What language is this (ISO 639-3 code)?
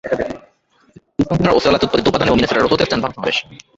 ben